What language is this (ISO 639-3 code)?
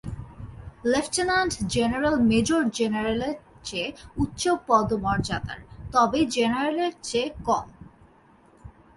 ben